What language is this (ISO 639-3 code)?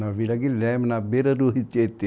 por